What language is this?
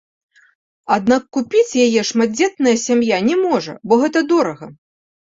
Belarusian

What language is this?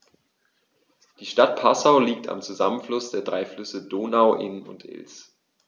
German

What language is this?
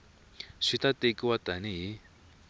Tsonga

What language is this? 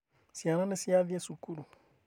Kikuyu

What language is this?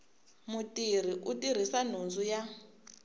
Tsonga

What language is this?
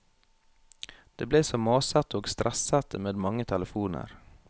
Norwegian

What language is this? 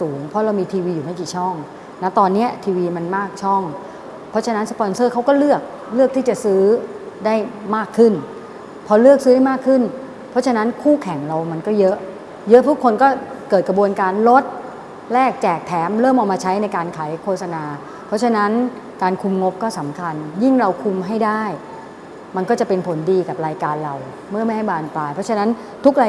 Thai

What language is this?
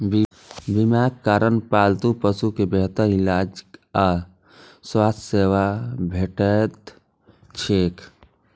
Maithili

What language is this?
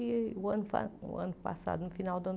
Portuguese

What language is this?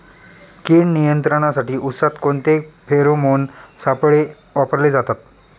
Marathi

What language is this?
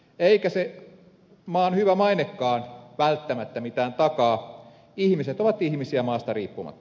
Finnish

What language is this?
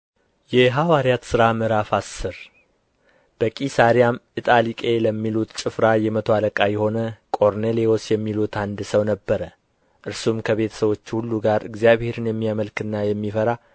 Amharic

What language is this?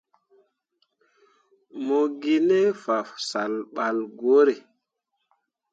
Mundang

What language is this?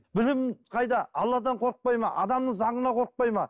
Kazakh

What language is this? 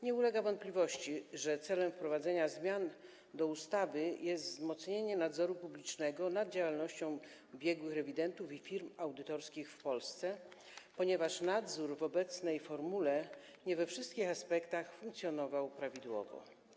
Polish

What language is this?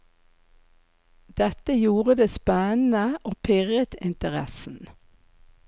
Norwegian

